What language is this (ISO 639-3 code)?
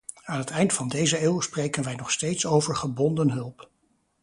nld